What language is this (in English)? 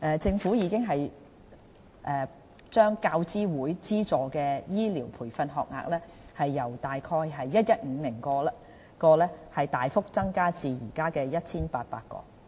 Cantonese